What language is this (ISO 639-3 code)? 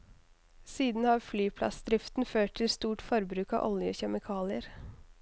nor